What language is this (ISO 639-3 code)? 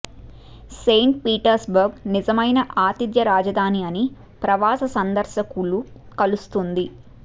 tel